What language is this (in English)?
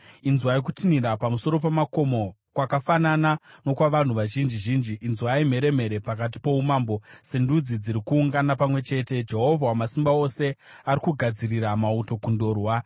Shona